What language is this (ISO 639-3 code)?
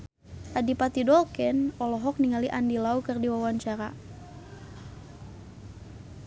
sun